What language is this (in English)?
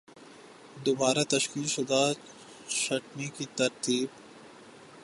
Urdu